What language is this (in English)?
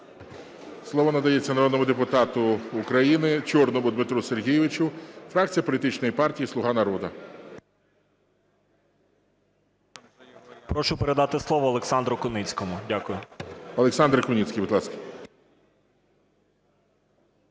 Ukrainian